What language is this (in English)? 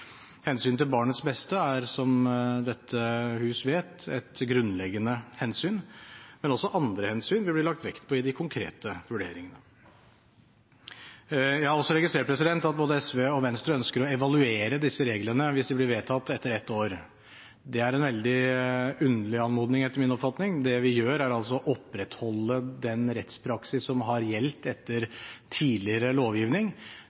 Norwegian Bokmål